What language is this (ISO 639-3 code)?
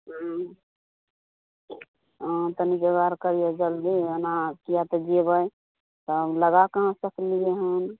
mai